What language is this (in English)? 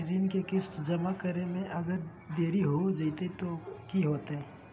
Magahi